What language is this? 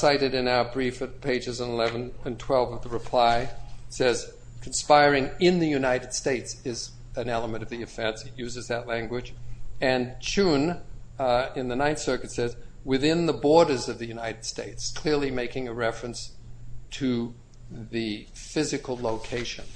English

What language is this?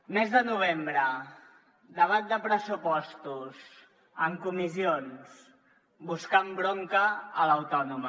Catalan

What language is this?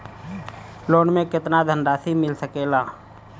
Bhojpuri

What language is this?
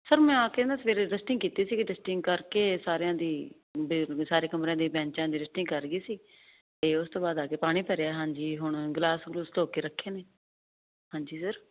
Punjabi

